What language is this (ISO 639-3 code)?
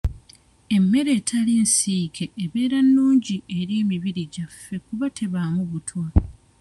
lug